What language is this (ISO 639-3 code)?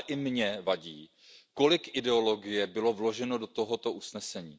ces